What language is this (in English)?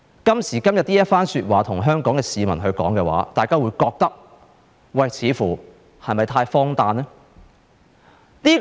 Cantonese